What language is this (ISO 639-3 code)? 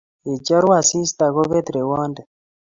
kln